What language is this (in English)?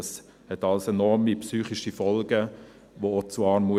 Swiss German